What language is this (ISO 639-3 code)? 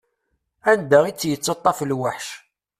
kab